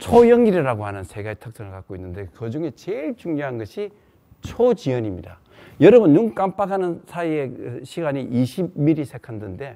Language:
Korean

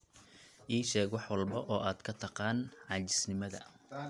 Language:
Somali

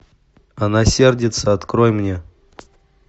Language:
Russian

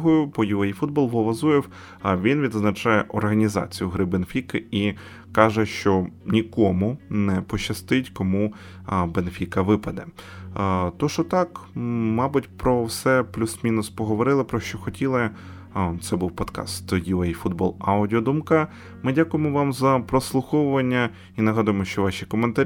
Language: Ukrainian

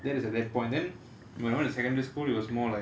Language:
English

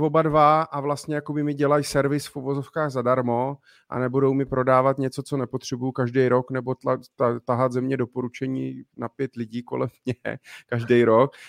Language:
Czech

